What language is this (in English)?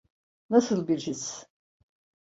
Turkish